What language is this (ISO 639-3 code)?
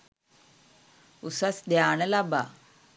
sin